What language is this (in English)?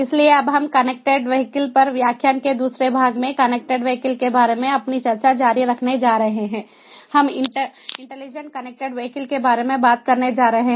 Hindi